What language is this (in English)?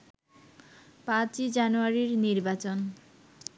Bangla